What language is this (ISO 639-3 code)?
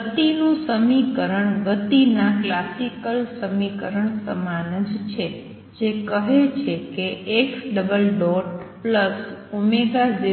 guj